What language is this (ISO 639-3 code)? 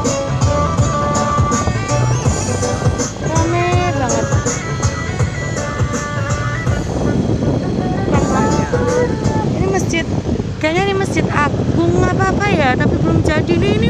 ind